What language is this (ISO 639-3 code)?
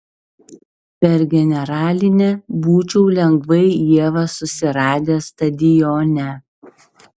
lit